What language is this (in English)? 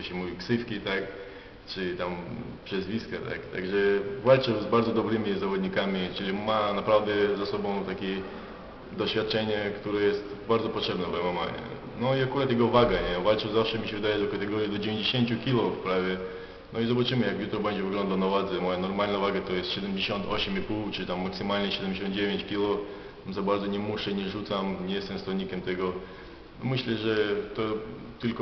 Polish